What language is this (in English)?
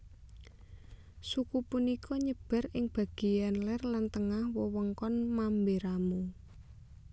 Javanese